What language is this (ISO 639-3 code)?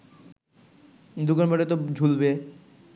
ben